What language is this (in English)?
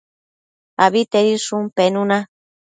Matsés